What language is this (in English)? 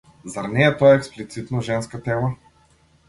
Macedonian